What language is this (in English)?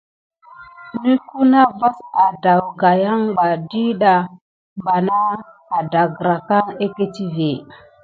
Gidar